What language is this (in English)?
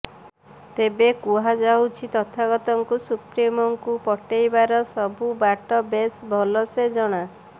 Odia